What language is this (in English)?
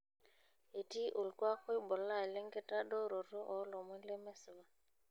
Masai